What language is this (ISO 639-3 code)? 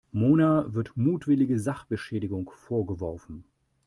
deu